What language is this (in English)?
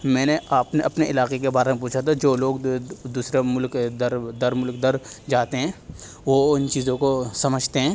Urdu